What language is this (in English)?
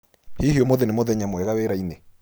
Kikuyu